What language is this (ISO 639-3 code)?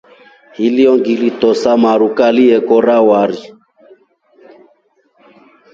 rof